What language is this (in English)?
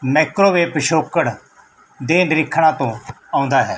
Punjabi